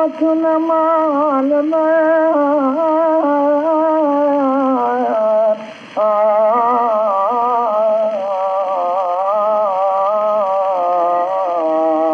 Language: English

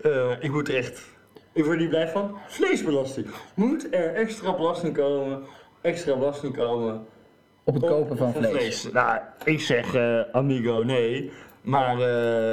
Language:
Dutch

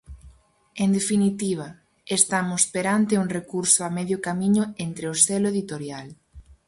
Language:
Galician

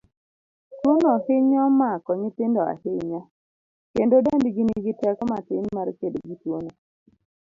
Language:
Luo (Kenya and Tanzania)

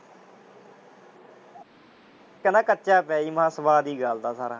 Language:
Punjabi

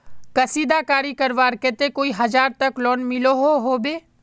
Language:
Magahi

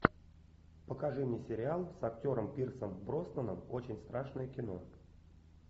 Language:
Russian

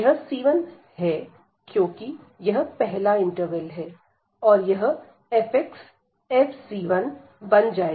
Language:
Hindi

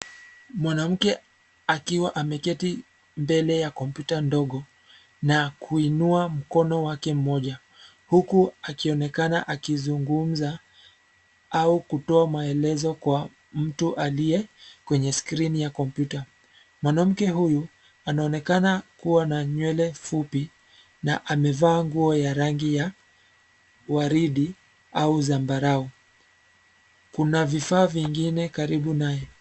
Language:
Swahili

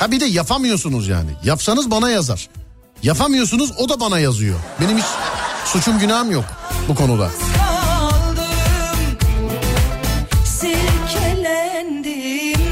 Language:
Turkish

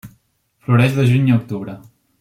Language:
Catalan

